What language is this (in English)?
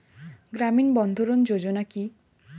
Bangla